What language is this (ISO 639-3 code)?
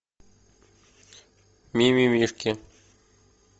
rus